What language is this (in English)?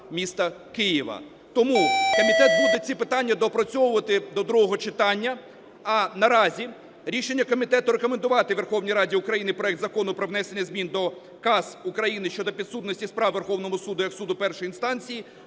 Ukrainian